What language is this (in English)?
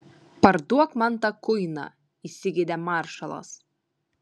Lithuanian